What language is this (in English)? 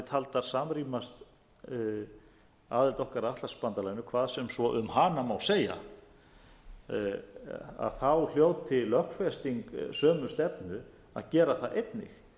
Icelandic